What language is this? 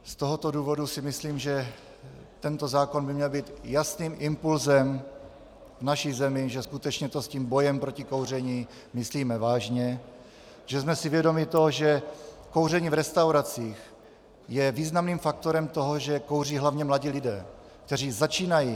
Czech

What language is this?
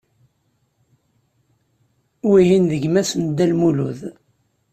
Kabyle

